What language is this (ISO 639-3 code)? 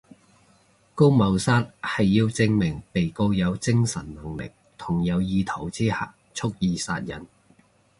yue